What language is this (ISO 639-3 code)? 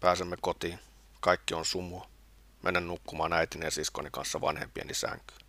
fin